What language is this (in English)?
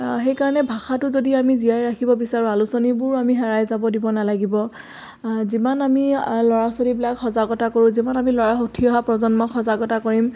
Assamese